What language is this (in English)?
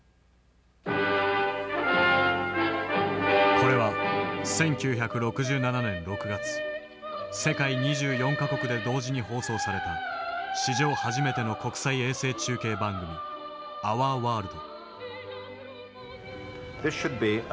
Japanese